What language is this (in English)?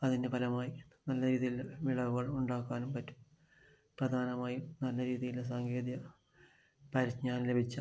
Malayalam